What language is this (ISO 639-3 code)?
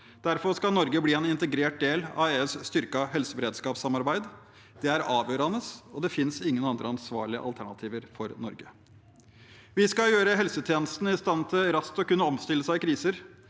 nor